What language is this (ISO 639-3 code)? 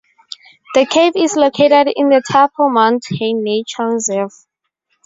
eng